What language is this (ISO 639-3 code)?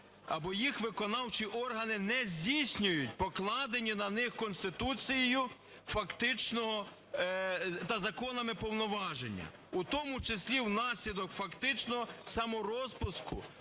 ukr